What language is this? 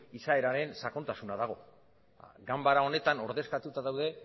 Basque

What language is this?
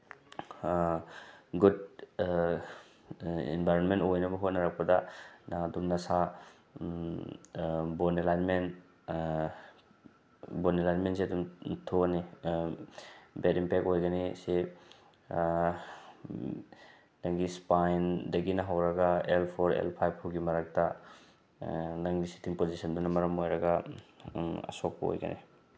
Manipuri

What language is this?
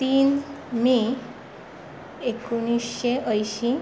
Konkani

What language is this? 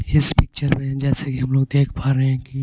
Hindi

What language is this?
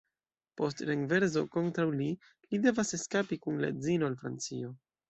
Esperanto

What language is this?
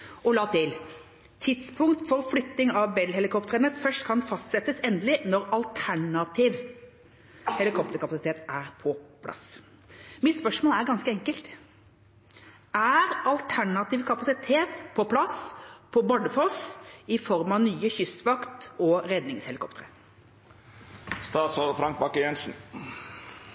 Norwegian Bokmål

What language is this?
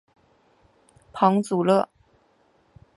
Chinese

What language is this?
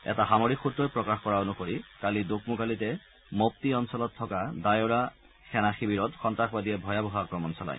Assamese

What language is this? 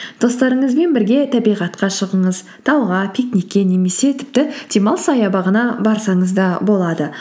Kazakh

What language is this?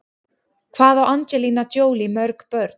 Icelandic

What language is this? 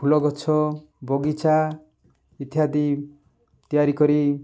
Odia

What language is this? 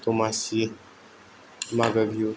Bodo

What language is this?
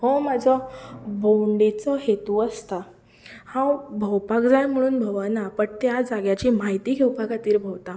Konkani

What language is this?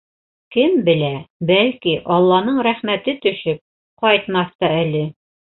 Bashkir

